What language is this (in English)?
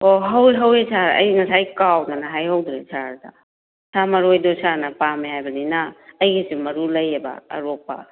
Manipuri